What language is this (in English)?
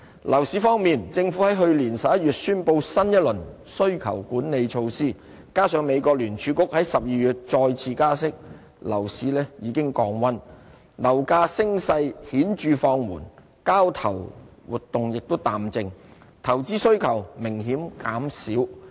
Cantonese